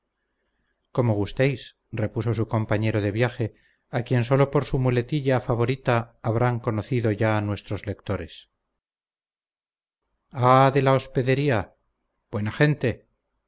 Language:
Spanish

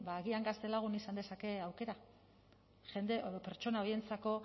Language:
Basque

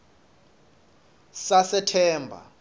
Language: Swati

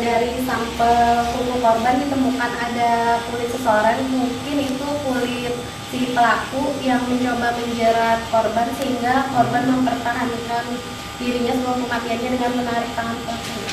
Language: Indonesian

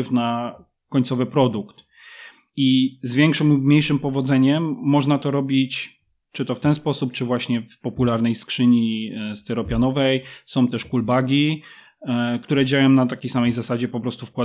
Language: Polish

